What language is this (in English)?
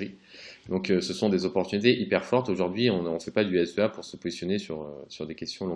French